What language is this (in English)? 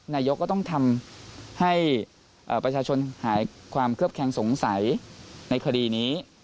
Thai